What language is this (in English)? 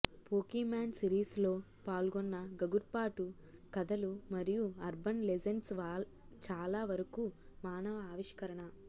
Telugu